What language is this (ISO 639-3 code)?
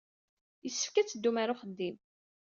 kab